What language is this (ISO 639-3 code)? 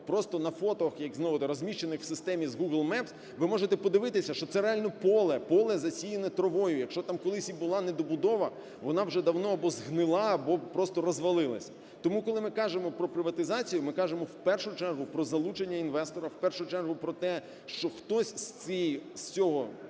ukr